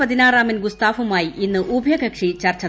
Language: Malayalam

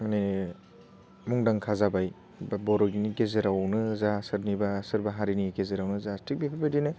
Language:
Bodo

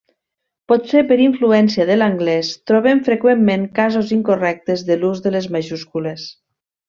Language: Catalan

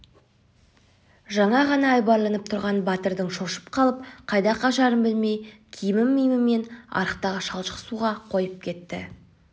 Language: Kazakh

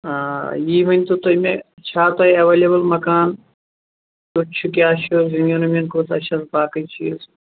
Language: Kashmiri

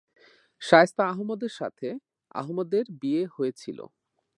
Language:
Bangla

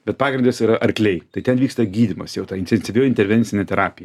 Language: Lithuanian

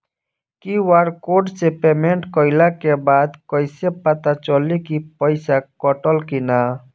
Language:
Bhojpuri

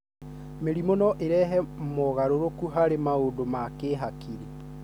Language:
Kikuyu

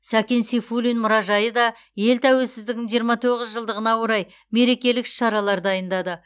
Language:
Kazakh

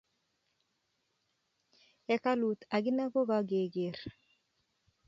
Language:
Kalenjin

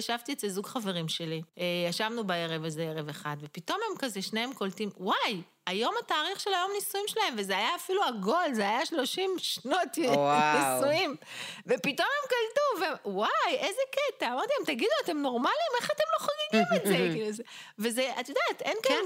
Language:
Hebrew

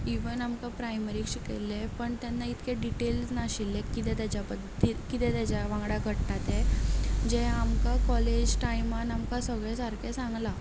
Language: Konkani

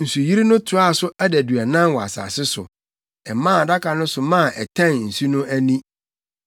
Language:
Akan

